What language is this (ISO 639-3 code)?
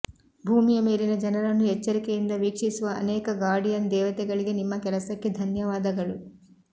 kan